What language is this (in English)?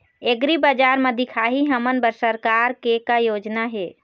Chhattisgarhi